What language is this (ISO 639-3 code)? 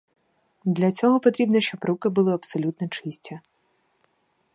ukr